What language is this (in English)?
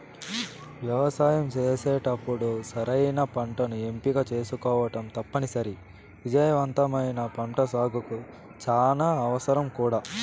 Telugu